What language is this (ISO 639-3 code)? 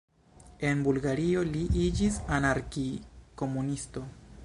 epo